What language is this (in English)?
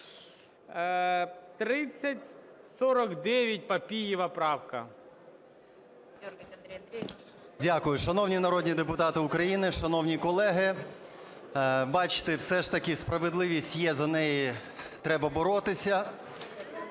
Ukrainian